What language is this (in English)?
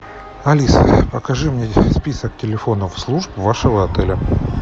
Russian